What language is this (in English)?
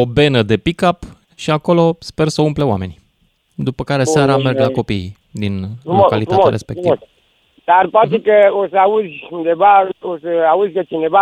Romanian